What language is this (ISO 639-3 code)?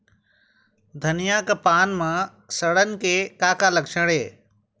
hne